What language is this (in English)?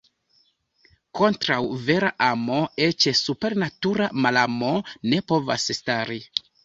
Esperanto